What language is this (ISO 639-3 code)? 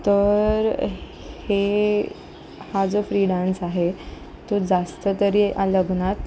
mar